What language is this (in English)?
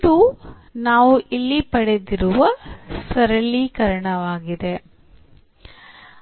Kannada